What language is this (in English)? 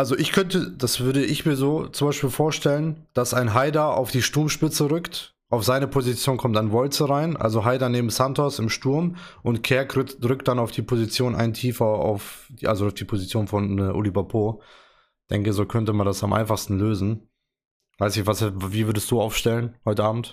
German